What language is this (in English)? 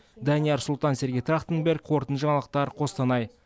Kazakh